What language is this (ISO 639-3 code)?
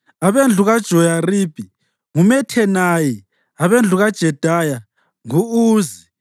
nde